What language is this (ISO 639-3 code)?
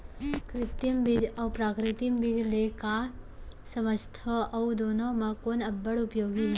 hne